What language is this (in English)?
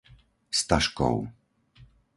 Slovak